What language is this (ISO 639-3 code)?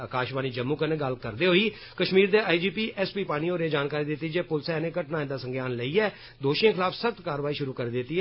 doi